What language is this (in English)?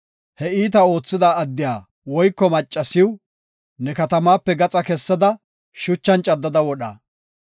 Gofa